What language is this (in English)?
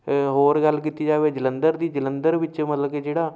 Punjabi